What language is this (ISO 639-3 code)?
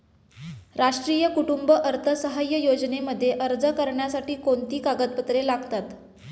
mar